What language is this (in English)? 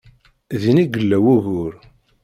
Kabyle